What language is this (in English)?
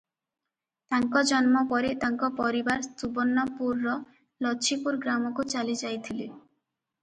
Odia